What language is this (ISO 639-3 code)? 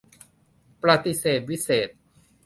tha